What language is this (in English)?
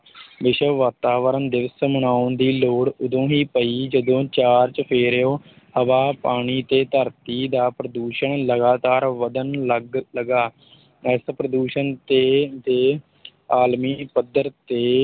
Punjabi